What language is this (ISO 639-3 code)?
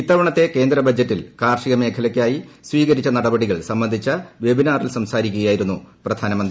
mal